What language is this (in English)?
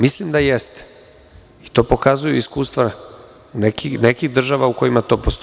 Serbian